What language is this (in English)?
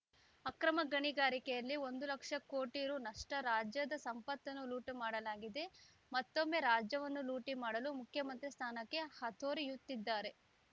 Kannada